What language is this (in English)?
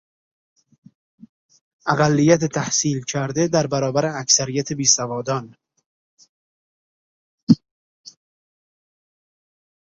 Persian